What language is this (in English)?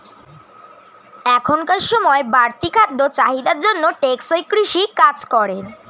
Bangla